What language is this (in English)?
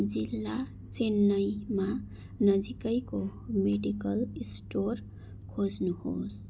Nepali